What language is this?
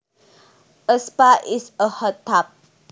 Javanese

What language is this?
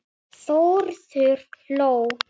Icelandic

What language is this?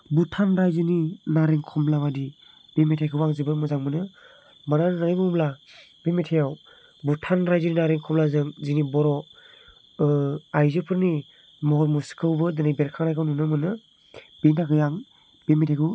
Bodo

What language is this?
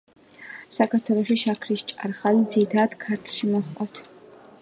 Georgian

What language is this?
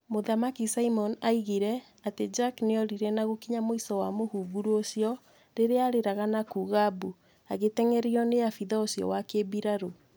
Kikuyu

